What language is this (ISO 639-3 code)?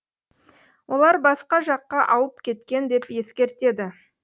kaz